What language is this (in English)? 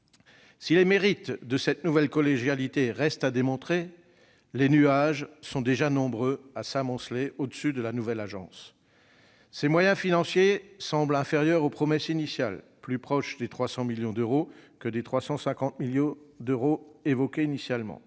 French